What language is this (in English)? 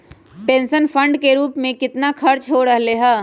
Magahi